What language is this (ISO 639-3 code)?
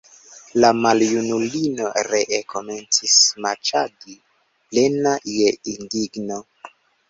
epo